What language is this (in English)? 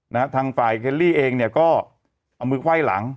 Thai